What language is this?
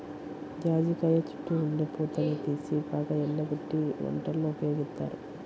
Telugu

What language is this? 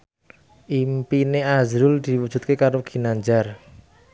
Javanese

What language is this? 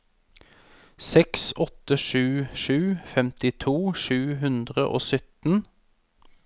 Norwegian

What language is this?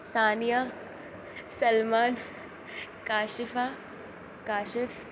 Urdu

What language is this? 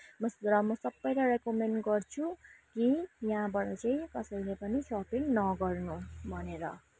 Nepali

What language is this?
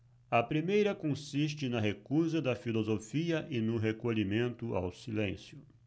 Portuguese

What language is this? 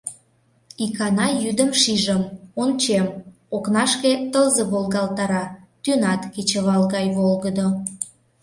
Mari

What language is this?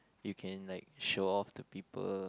English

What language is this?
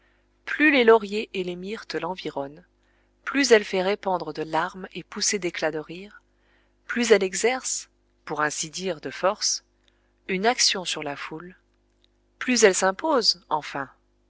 French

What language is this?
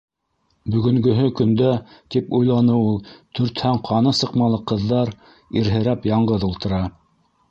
Bashkir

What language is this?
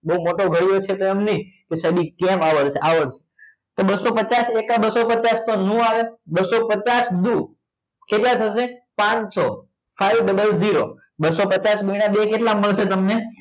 Gujarati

